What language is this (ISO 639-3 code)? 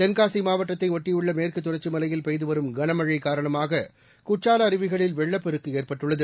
tam